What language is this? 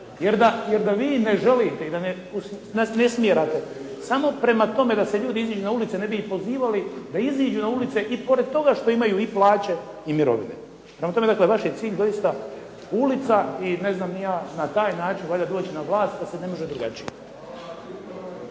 Croatian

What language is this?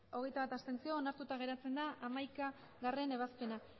Basque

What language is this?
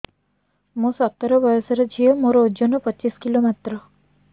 Odia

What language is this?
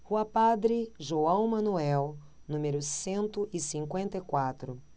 Portuguese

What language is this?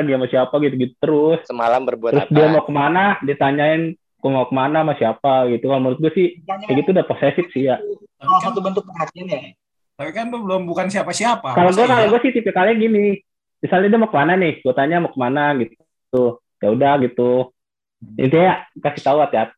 Indonesian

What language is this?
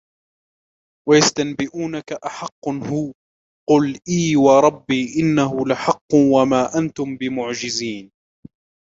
Arabic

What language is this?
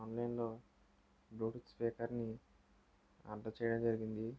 Telugu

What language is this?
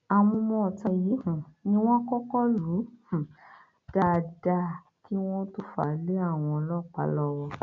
Yoruba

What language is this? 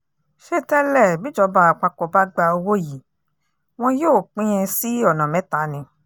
Yoruba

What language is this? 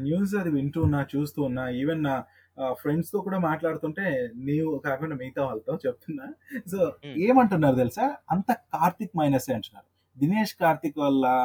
Telugu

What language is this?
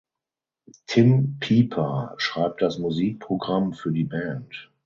German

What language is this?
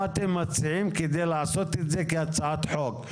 Hebrew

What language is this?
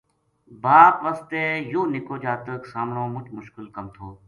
Gujari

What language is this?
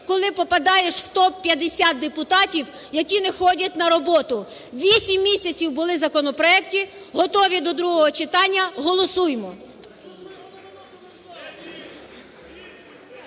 Ukrainian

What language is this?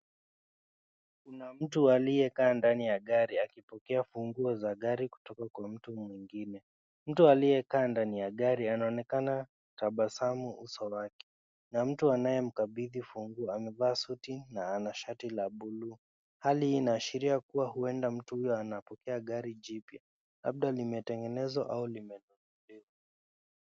Swahili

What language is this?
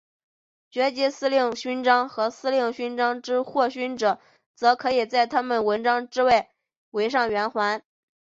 Chinese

